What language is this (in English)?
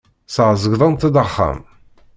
Kabyle